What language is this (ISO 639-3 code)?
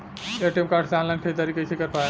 bho